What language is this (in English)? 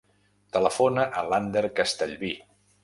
Catalan